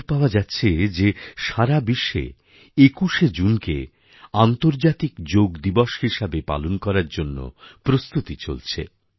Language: Bangla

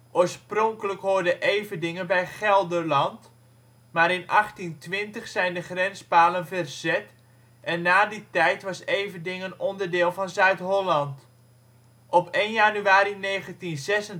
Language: Dutch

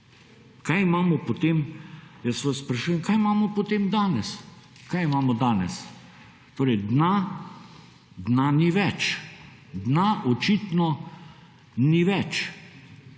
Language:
Slovenian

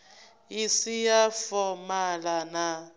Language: Venda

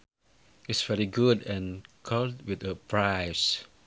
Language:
Sundanese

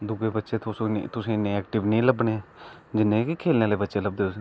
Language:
Dogri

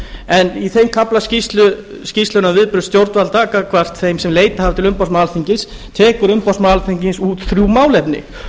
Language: Icelandic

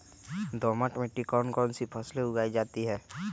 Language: Magahi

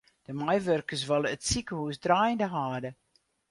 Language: Western Frisian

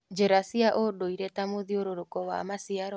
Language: Kikuyu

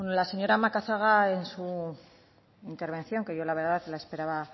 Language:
Spanish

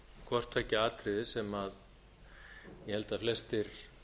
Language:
Icelandic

